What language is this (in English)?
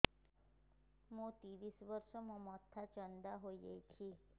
Odia